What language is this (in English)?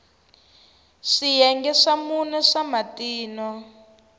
Tsonga